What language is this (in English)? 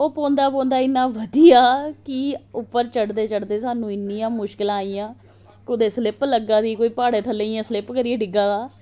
Dogri